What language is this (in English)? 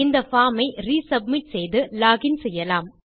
Tamil